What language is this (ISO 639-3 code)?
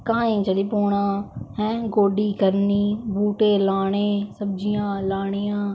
doi